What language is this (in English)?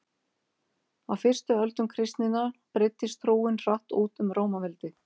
Icelandic